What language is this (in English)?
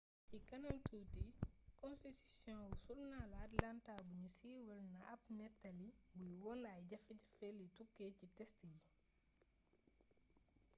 Wolof